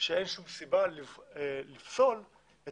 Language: Hebrew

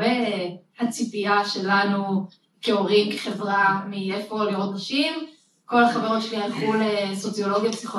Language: Hebrew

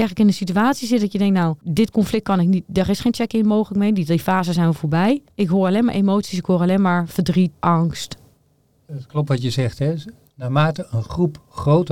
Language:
Dutch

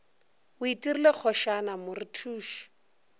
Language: Northern Sotho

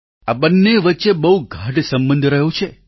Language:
Gujarati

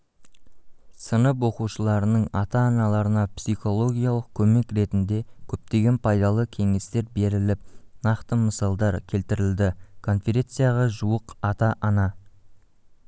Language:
Kazakh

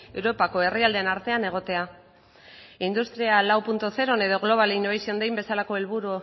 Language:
Basque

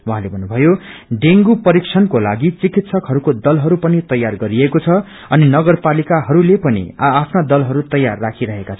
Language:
Nepali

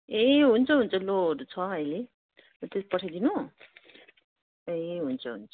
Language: Nepali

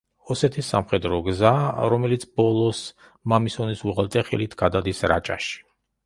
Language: Georgian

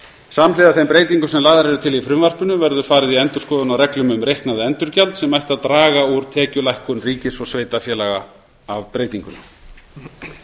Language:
Icelandic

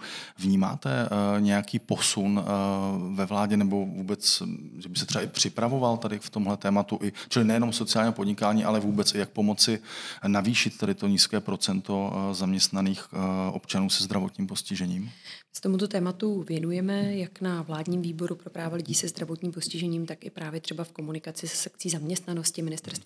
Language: Czech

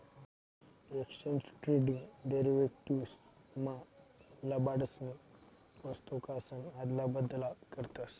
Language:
Marathi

